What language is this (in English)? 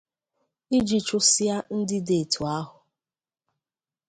Igbo